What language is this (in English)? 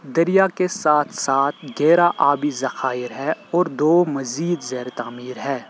Urdu